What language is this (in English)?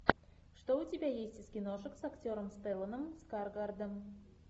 Russian